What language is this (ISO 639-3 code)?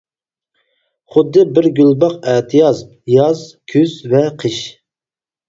uig